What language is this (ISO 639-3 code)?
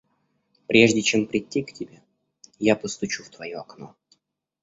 rus